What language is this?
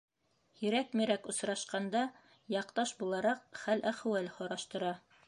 Bashkir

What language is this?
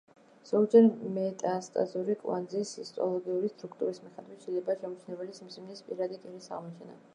Georgian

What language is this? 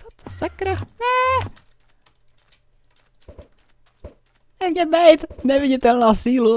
Czech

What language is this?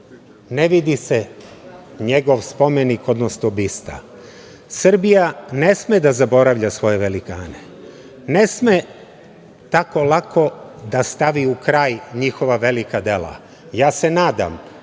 Serbian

